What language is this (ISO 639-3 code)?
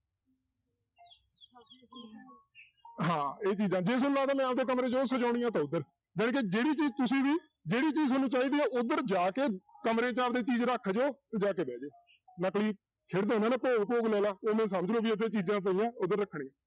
pan